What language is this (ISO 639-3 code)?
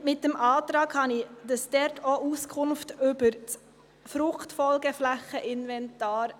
gsw